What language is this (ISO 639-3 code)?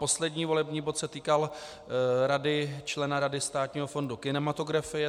ces